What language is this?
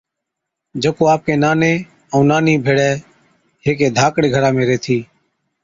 Od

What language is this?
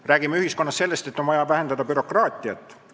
Estonian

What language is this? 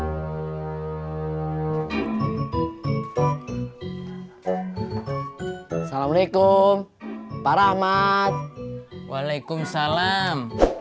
Indonesian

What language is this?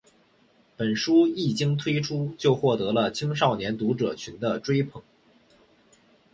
Chinese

